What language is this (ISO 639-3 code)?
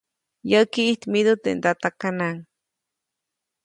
zoc